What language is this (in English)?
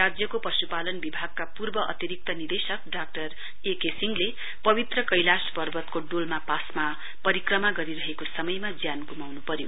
Nepali